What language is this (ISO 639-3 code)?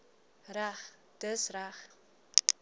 afr